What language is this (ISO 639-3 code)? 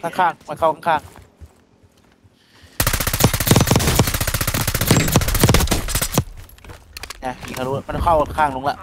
tha